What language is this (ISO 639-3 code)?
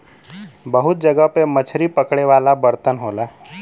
bho